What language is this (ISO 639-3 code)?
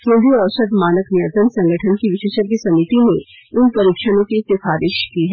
hin